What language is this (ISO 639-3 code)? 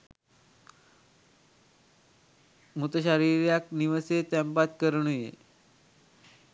sin